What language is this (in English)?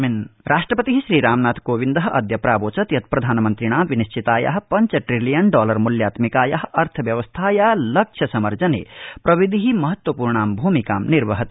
Sanskrit